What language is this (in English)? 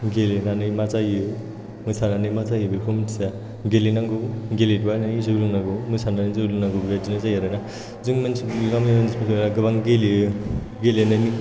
Bodo